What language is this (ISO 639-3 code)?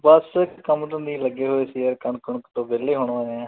pan